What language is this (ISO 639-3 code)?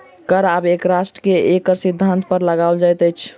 mai